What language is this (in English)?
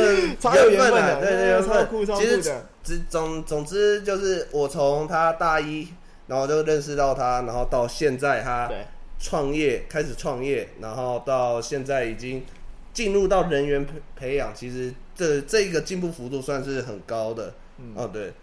Chinese